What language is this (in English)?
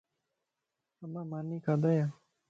Lasi